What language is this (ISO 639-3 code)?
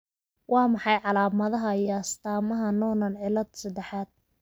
som